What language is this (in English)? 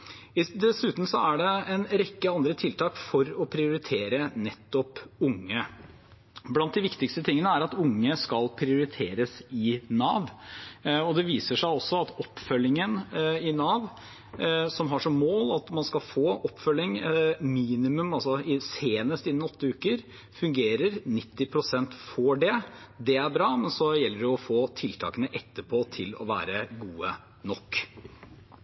Norwegian Bokmål